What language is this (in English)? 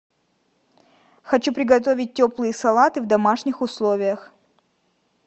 Russian